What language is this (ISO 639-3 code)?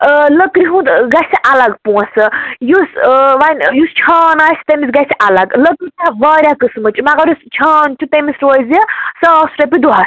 kas